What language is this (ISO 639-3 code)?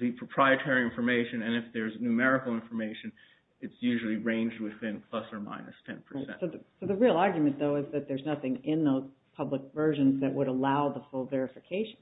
eng